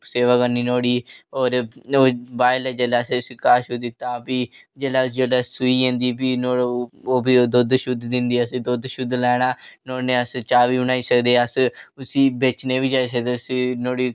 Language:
Dogri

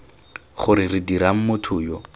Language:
Tswana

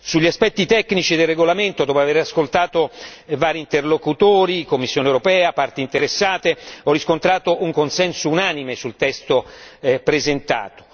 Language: Italian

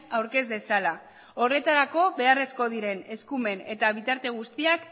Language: Basque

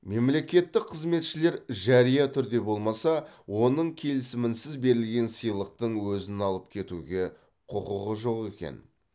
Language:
Kazakh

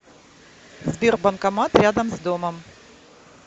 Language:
Russian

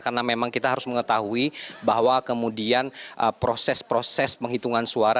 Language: Indonesian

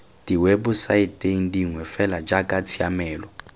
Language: Tswana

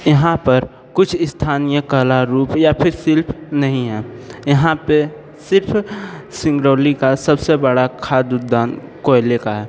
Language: Hindi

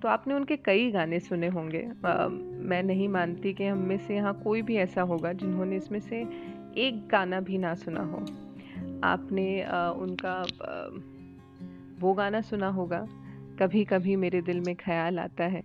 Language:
Hindi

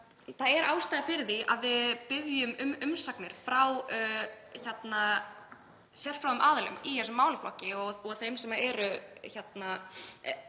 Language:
Icelandic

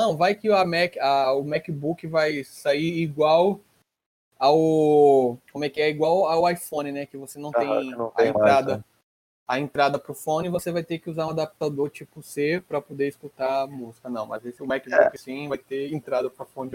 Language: Portuguese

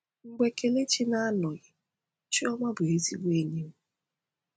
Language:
Igbo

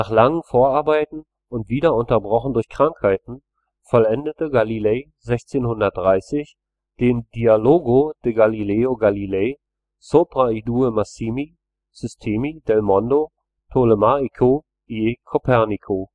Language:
German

